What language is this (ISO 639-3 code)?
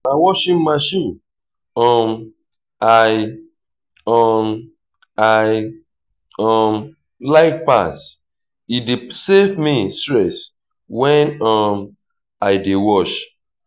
pcm